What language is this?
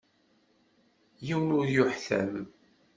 Kabyle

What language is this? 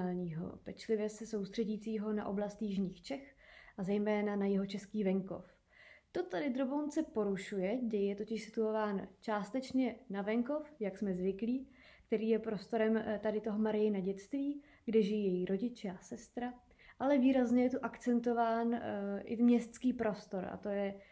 Czech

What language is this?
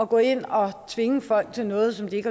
Danish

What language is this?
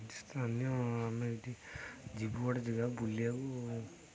Odia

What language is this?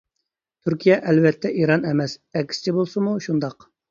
Uyghur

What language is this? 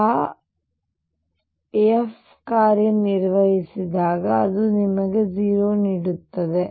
Kannada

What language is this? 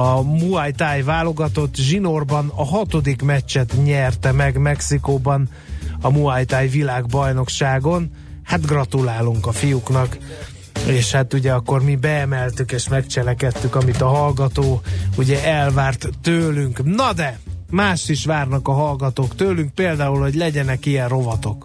Hungarian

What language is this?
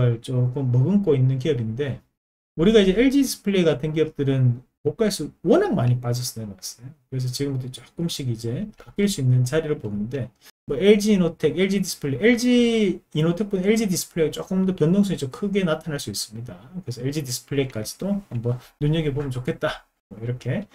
Korean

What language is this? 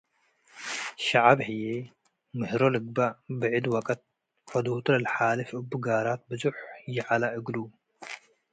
Tigre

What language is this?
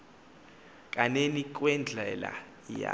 Xhosa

